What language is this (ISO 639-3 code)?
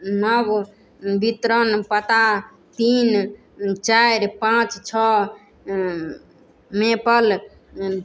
mai